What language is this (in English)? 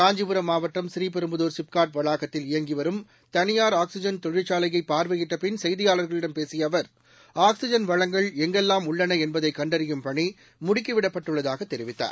Tamil